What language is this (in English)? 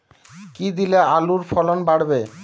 Bangla